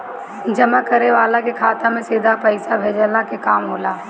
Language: Bhojpuri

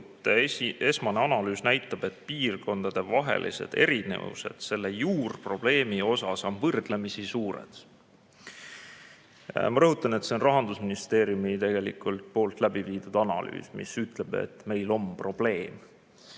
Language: Estonian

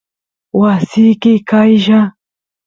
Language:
Santiago del Estero Quichua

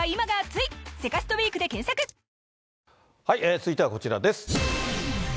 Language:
Japanese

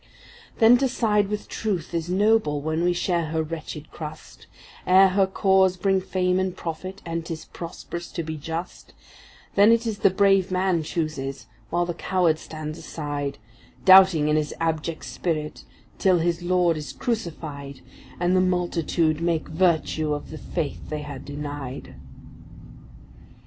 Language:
English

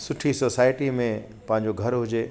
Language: Sindhi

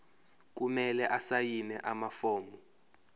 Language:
Zulu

